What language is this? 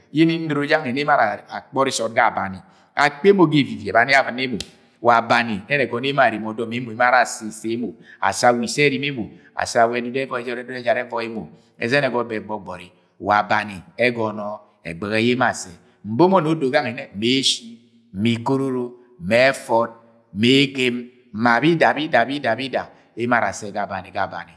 Agwagwune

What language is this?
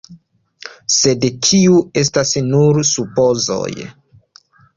Esperanto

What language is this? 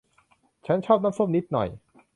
Thai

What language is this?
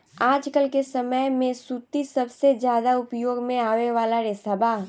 Bhojpuri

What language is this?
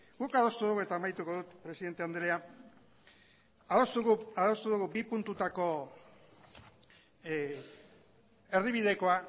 Basque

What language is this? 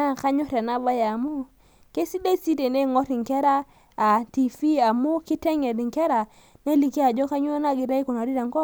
Masai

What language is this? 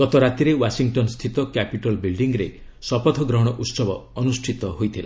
Odia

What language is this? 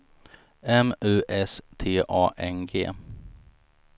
Swedish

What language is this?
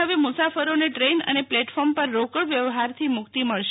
Gujarati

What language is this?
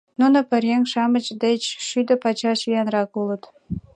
Mari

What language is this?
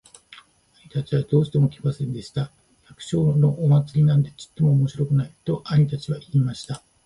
Japanese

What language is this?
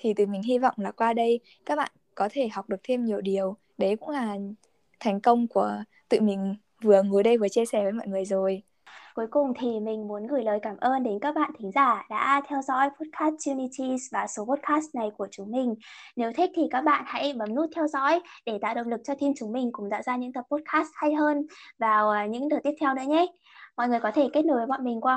Vietnamese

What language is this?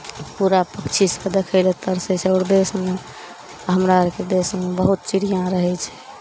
Maithili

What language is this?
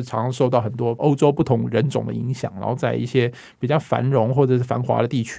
Chinese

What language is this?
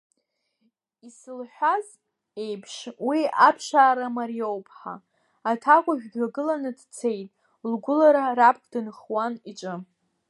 Abkhazian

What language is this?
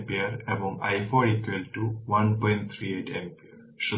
Bangla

